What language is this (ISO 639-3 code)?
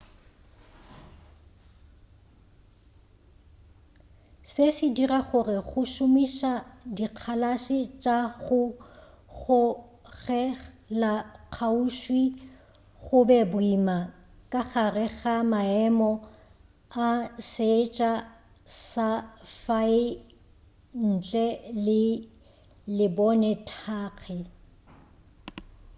nso